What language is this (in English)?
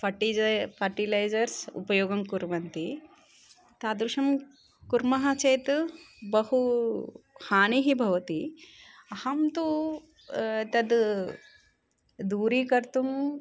Sanskrit